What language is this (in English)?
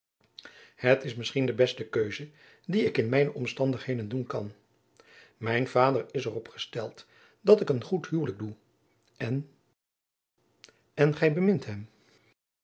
Dutch